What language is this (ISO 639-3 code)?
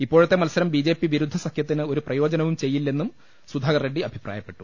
mal